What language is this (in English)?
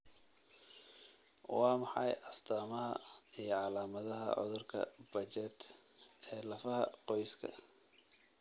Somali